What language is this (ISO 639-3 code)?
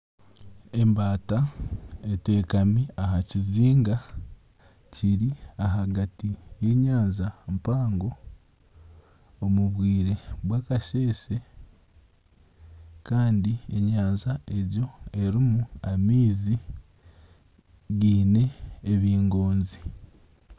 nyn